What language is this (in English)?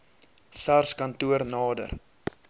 Afrikaans